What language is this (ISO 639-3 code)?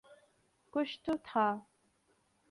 urd